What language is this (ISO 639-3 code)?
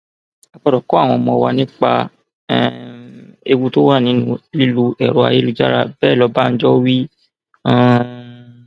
yor